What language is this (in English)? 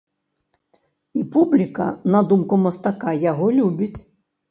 Belarusian